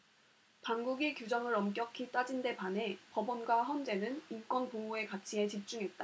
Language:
Korean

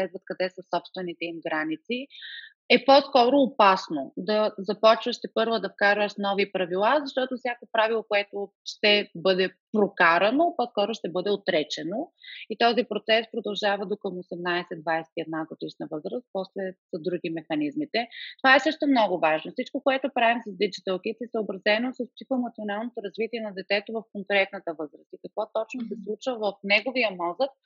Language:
Bulgarian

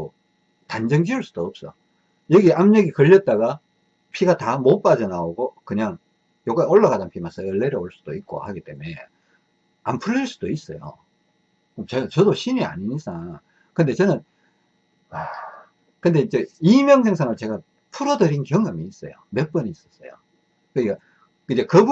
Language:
Korean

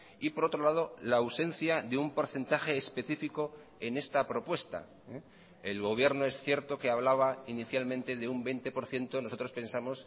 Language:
Spanish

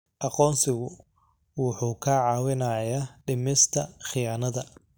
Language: Somali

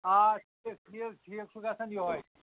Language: Kashmiri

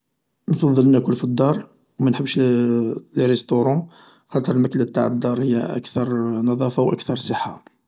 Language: Algerian Arabic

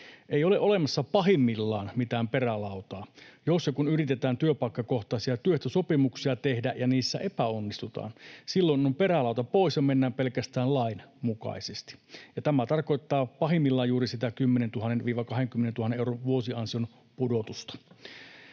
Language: Finnish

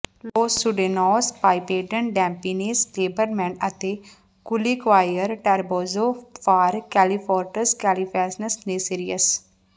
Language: Punjabi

